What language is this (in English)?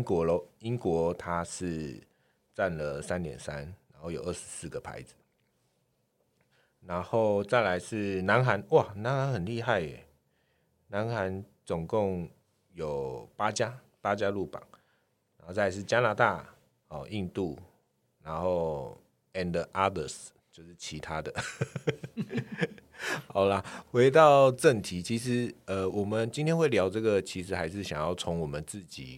Chinese